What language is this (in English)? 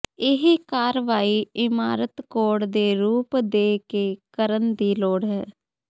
Punjabi